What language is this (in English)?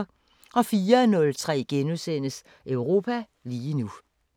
Danish